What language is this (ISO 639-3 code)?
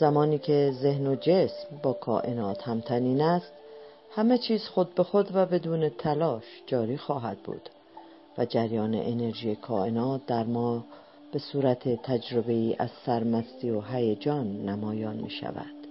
fas